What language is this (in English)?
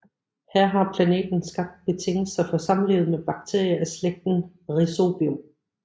Danish